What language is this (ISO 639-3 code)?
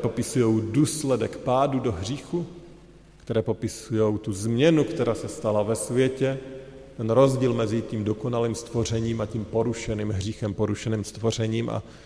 ces